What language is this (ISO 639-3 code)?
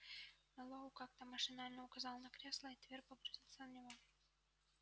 rus